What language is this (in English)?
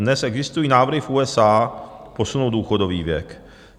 Czech